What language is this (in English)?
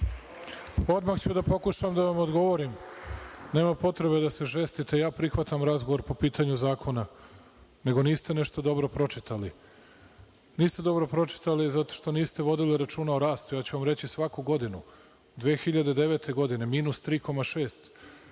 Serbian